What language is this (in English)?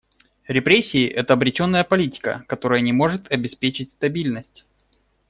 Russian